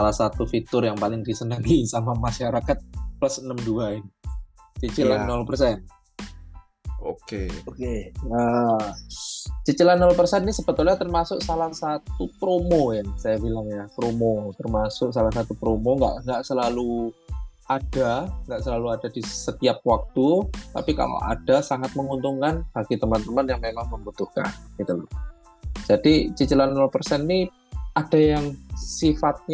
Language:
Indonesian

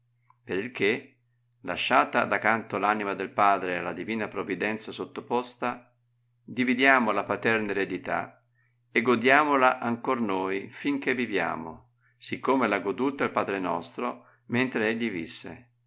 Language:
Italian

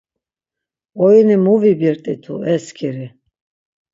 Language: Laz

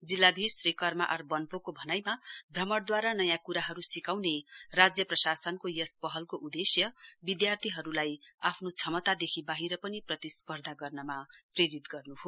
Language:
Nepali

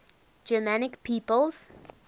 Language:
English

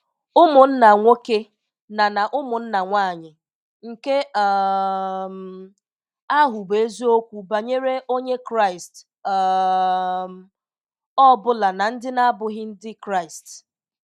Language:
Igbo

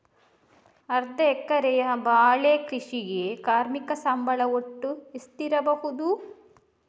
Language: Kannada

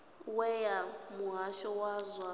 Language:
Venda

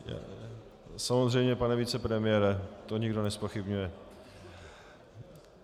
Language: Czech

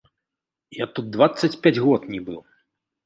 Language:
Belarusian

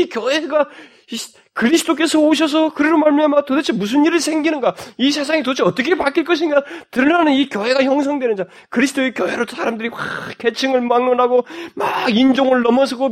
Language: Korean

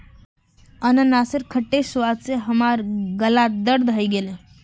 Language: Magahi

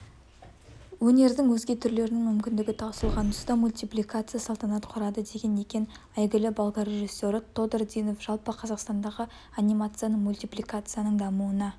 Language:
Kazakh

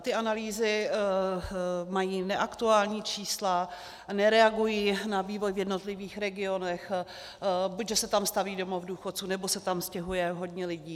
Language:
Czech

